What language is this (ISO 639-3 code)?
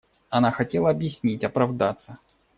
rus